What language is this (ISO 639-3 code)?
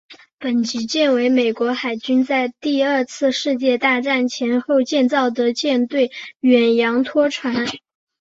zho